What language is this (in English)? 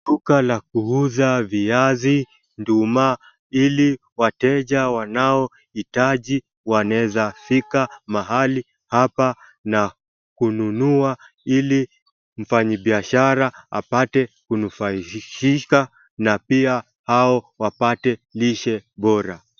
Swahili